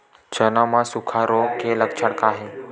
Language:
Chhattisgarhi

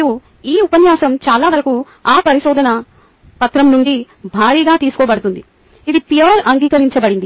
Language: Telugu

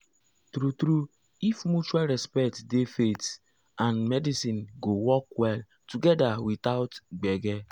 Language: Nigerian Pidgin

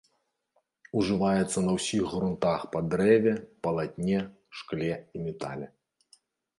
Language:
Belarusian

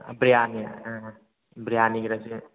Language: Manipuri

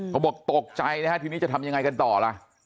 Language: Thai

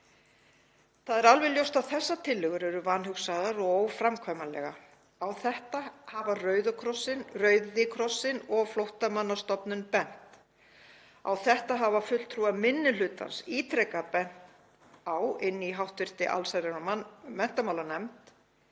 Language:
Icelandic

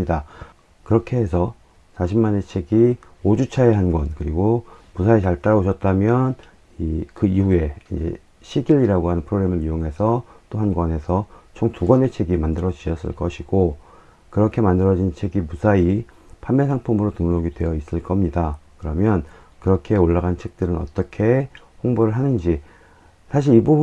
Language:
Korean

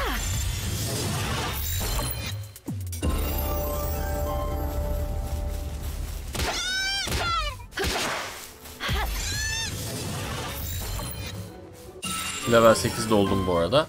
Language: Turkish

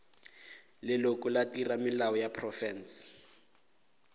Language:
Northern Sotho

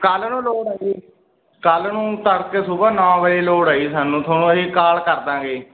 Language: Punjabi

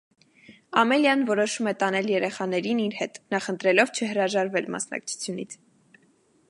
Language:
Armenian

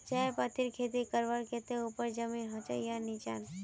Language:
Magahi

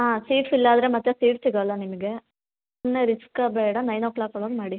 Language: Kannada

